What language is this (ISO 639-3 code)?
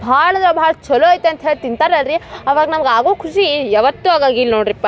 kan